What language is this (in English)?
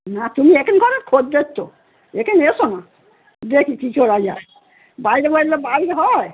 Bangla